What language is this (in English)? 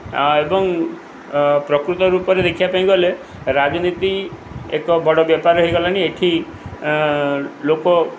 Odia